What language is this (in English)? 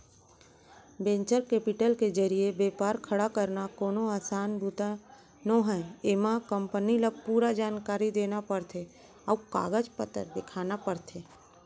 Chhattisgarhi